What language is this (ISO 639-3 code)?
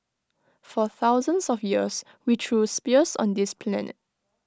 eng